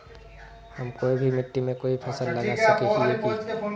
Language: Magahi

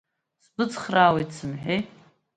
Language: Abkhazian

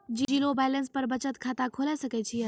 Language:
Maithili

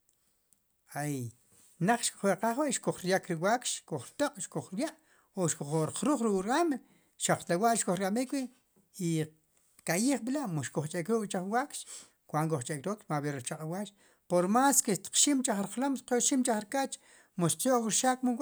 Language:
Sipacapense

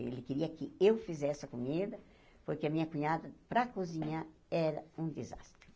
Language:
Portuguese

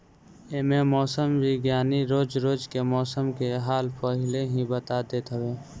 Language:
Bhojpuri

